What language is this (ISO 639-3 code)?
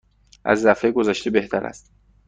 fas